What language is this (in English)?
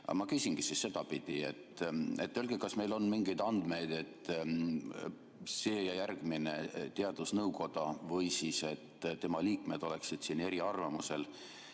Estonian